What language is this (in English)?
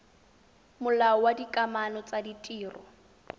Tswana